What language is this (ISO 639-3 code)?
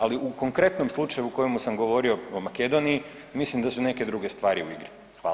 hrv